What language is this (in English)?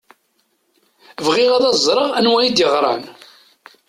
Kabyle